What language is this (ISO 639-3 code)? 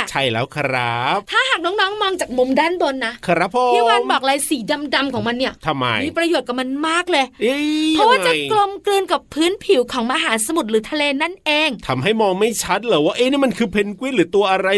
tha